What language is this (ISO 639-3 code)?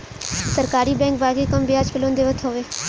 bho